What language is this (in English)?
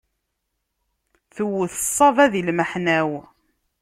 Kabyle